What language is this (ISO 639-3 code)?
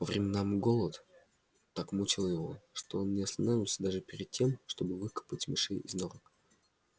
rus